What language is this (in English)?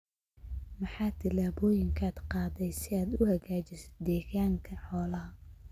Somali